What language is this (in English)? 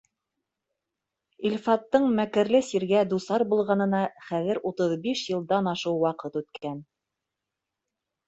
Bashkir